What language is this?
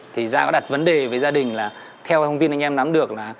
Vietnamese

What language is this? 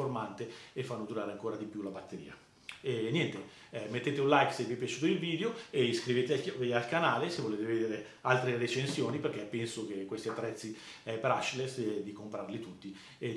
Italian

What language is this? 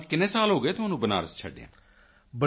Punjabi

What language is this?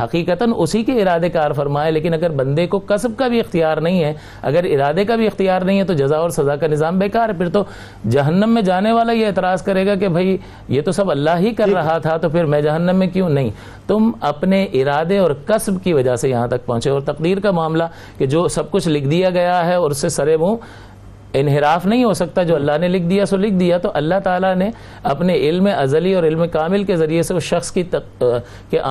Urdu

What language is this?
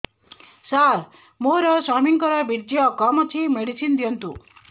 Odia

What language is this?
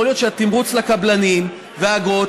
Hebrew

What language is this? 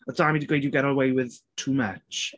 Welsh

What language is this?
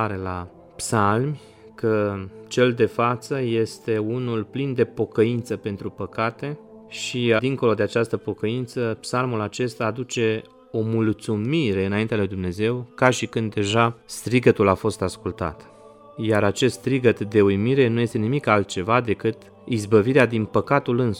Romanian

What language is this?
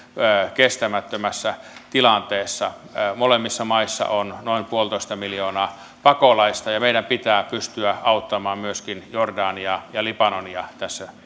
Finnish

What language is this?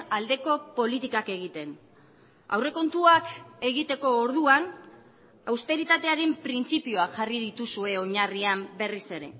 Basque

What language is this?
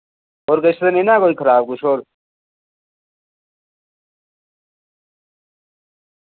Dogri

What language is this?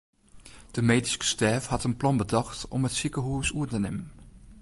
Western Frisian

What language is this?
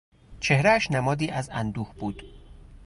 Persian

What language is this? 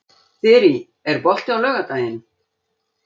Icelandic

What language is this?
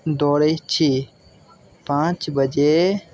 Maithili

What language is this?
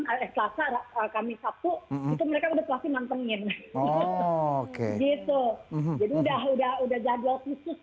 Indonesian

